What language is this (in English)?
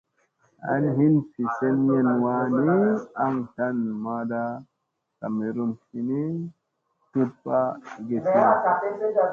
Musey